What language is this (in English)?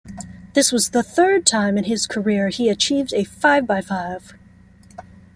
English